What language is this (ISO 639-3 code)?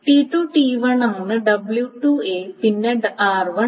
mal